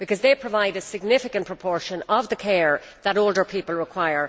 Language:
English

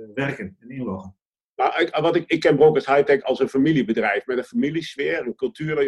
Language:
Dutch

